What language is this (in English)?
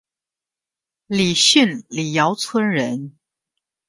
Chinese